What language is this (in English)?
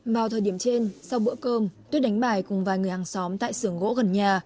Vietnamese